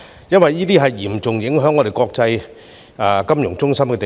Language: Cantonese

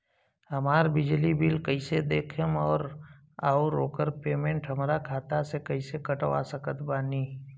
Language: Bhojpuri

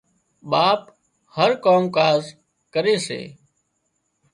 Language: Wadiyara Koli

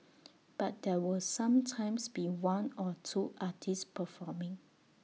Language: English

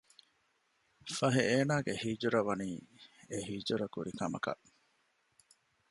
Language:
Divehi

